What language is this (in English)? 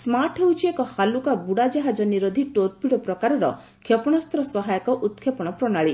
Odia